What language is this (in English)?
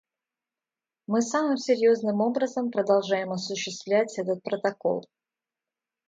Russian